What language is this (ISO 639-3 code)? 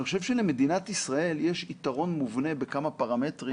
heb